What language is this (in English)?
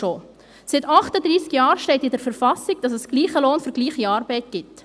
Swiss German